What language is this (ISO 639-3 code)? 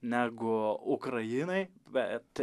lit